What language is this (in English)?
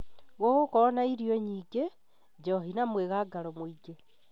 Kikuyu